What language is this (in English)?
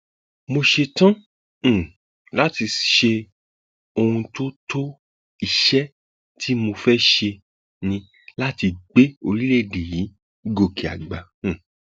Yoruba